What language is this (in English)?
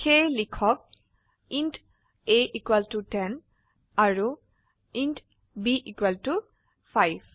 Assamese